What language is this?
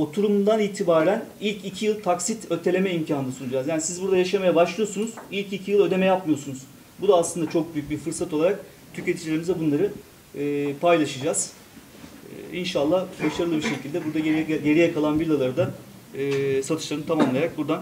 Turkish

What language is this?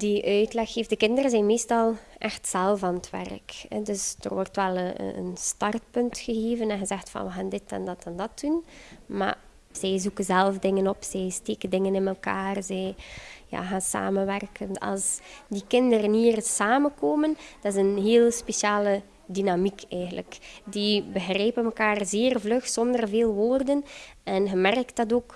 Dutch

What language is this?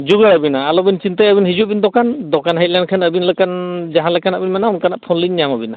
Santali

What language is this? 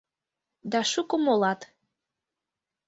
Mari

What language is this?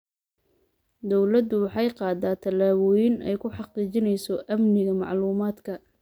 Somali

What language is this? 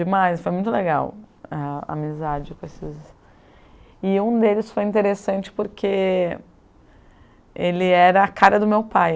Portuguese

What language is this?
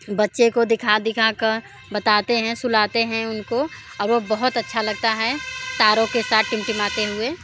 Hindi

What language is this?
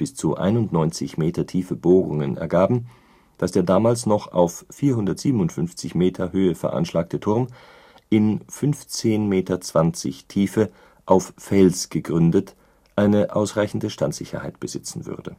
German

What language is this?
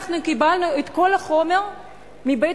Hebrew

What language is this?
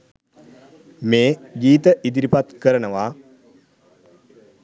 Sinhala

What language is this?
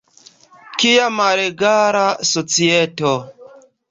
Esperanto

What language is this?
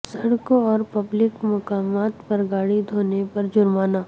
Urdu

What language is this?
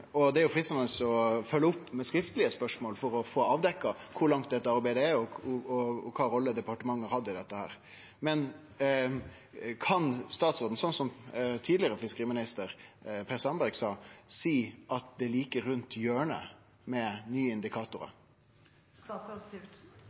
Norwegian Nynorsk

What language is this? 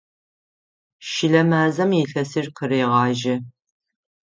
Adyghe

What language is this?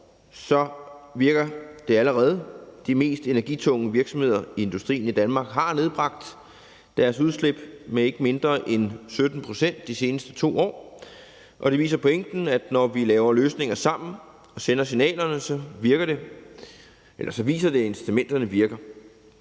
Danish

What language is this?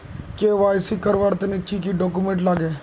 Magahi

